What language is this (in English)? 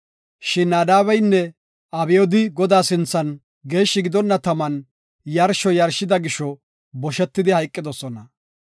Gofa